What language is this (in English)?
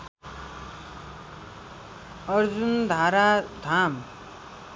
Nepali